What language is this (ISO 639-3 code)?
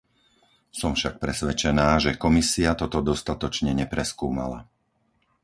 slk